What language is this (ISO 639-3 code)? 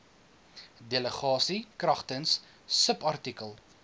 afr